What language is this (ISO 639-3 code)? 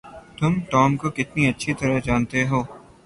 urd